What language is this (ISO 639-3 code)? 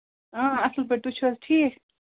kas